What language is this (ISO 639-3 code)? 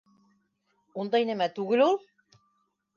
bak